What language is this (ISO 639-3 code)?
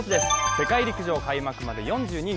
jpn